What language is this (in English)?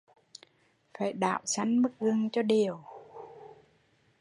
Vietnamese